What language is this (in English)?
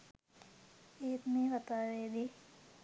Sinhala